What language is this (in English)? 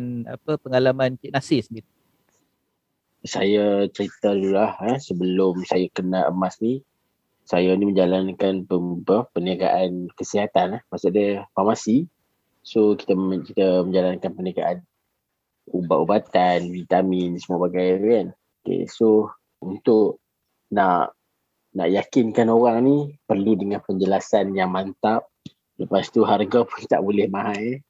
Malay